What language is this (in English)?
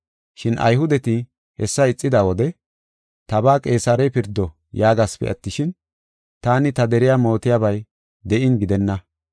Gofa